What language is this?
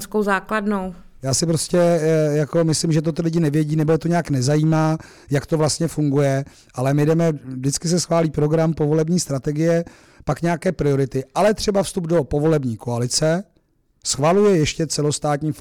Czech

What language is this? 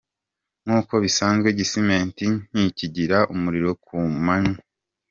Kinyarwanda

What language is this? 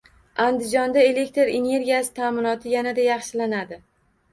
Uzbek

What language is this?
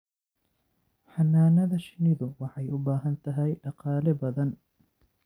Somali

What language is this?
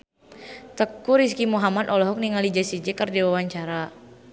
Sundanese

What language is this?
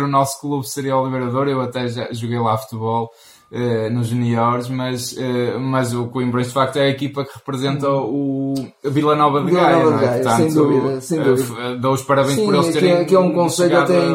Portuguese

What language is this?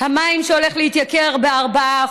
Hebrew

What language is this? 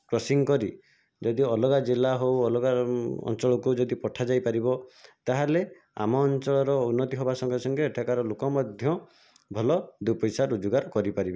Odia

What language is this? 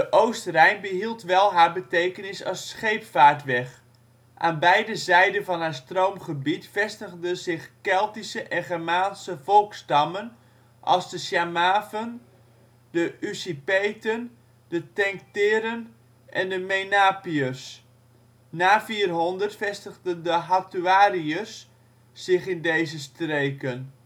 Dutch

